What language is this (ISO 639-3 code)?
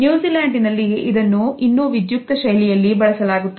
kan